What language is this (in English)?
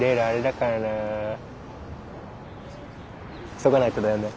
Japanese